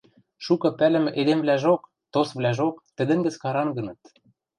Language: Western Mari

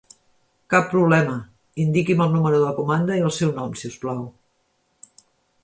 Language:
Catalan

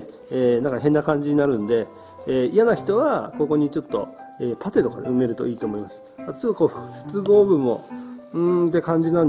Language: Japanese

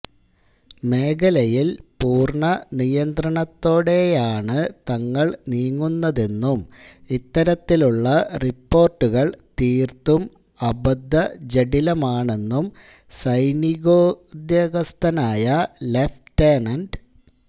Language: Malayalam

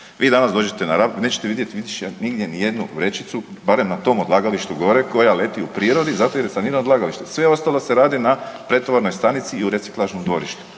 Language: Croatian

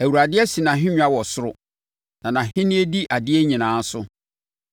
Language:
Akan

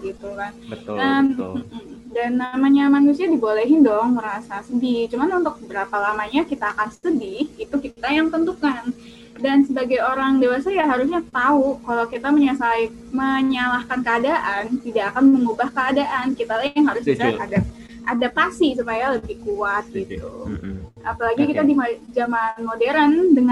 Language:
Indonesian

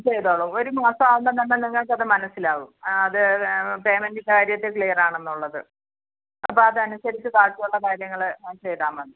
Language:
Malayalam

